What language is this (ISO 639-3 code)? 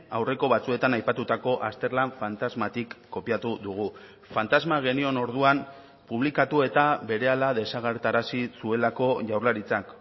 eus